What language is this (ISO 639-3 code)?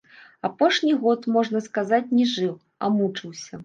bel